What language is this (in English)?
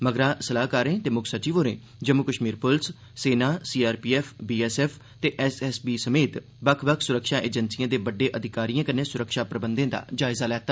Dogri